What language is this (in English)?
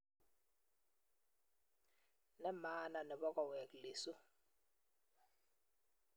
Kalenjin